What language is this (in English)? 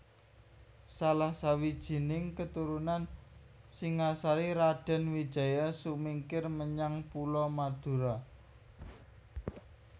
Javanese